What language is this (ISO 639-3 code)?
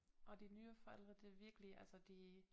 dan